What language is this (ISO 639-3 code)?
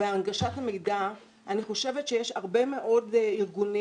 heb